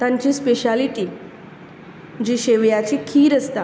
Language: Konkani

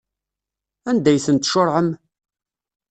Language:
Kabyle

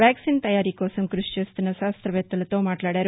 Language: Telugu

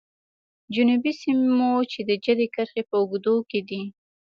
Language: Pashto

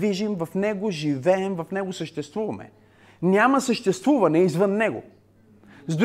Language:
Bulgarian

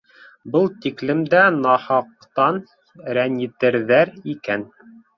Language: Bashkir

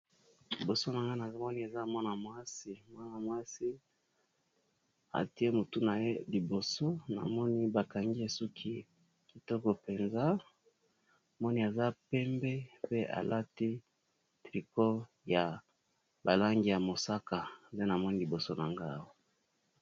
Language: Lingala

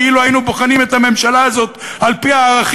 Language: Hebrew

